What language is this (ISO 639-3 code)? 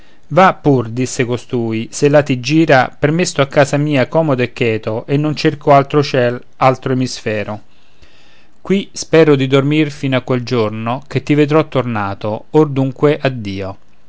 ita